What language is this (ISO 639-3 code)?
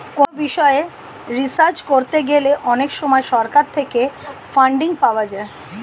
ben